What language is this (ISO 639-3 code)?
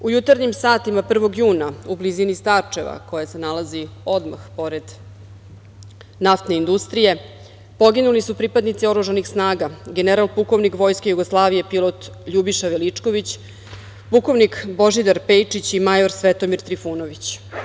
srp